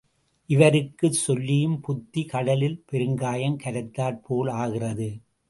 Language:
Tamil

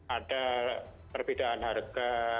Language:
Indonesian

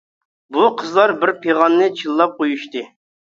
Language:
Uyghur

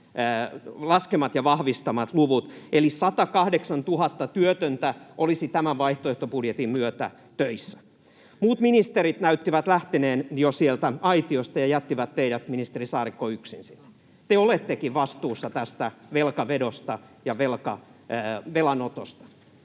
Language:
Finnish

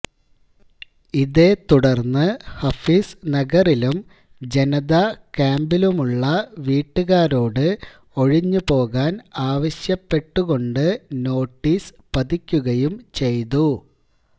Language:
Malayalam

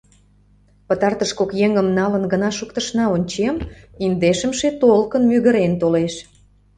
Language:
Mari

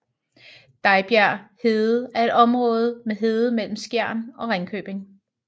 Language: Danish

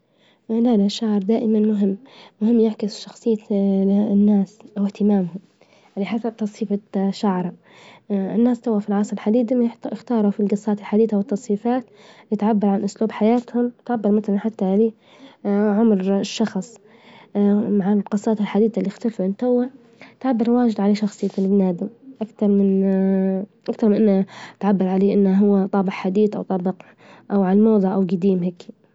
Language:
Libyan Arabic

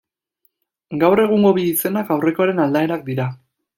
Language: Basque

